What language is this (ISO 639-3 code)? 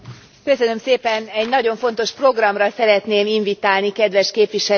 hun